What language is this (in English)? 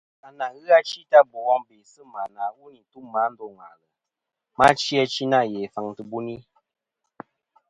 Kom